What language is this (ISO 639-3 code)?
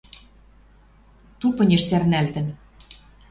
mrj